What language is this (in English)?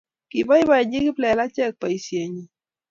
Kalenjin